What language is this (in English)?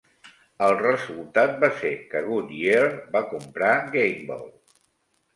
Catalan